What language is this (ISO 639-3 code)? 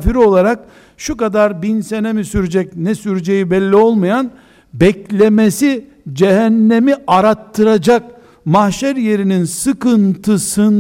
tur